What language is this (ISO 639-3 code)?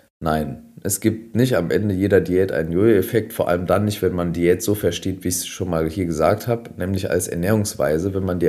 deu